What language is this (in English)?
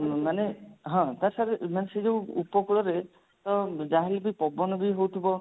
Odia